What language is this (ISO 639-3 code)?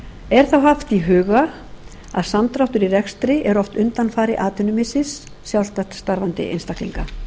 isl